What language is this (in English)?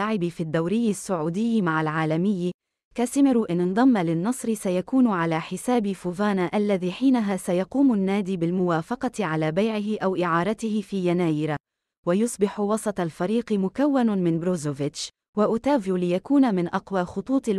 Arabic